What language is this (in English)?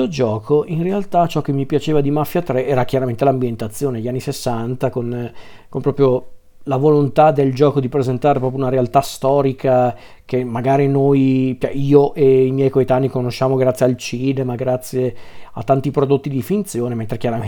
Italian